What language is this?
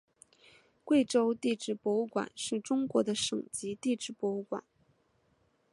Chinese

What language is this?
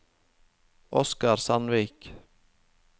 Norwegian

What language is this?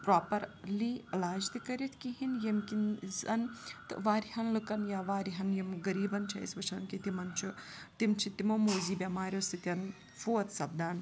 Kashmiri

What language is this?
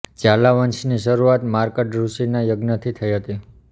Gujarati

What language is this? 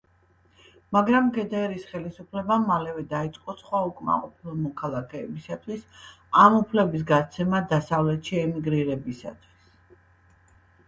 Georgian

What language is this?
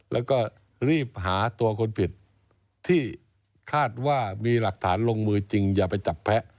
Thai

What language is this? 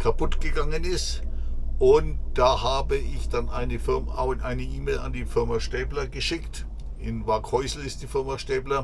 German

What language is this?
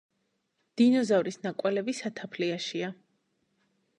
Georgian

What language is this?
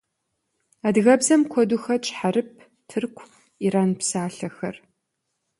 Kabardian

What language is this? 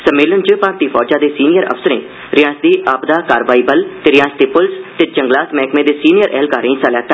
Dogri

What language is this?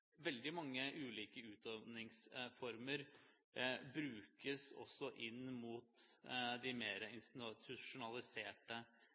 Norwegian Bokmål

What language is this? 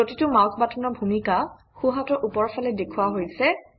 Assamese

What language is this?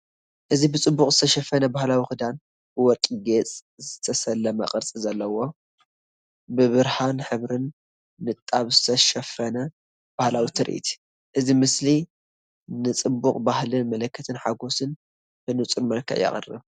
Tigrinya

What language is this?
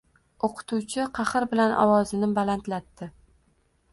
Uzbek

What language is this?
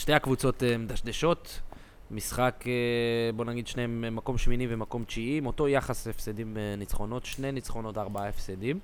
Hebrew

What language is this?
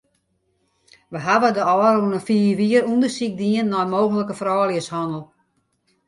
Western Frisian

